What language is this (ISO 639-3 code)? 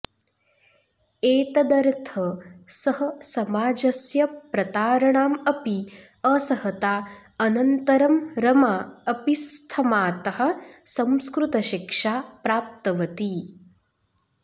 san